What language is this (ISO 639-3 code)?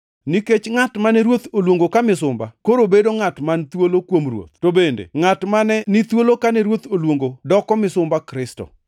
luo